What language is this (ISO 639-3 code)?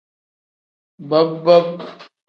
kdh